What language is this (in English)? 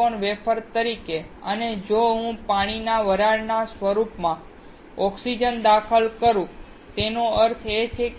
Gujarati